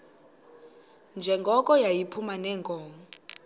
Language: Xhosa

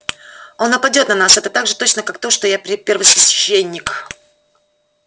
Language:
Russian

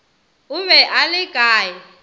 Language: Northern Sotho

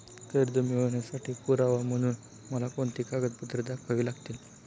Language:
Marathi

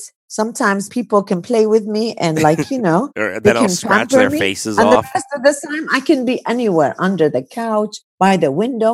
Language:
English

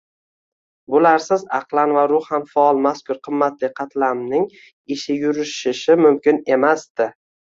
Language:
Uzbek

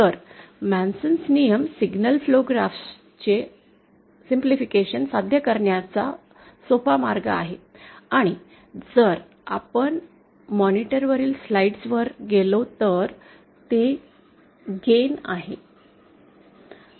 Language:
Marathi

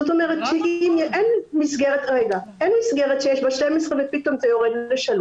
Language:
Hebrew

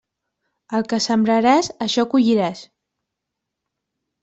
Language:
Catalan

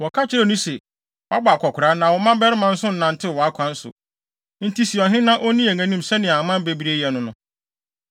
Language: Akan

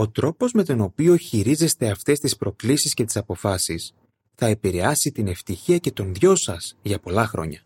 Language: Greek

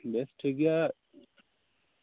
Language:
Santali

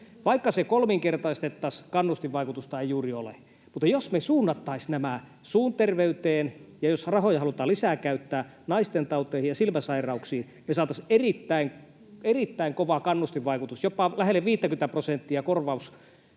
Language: Finnish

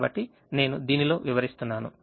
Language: Telugu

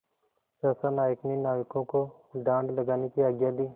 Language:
Hindi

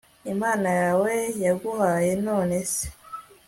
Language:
Kinyarwanda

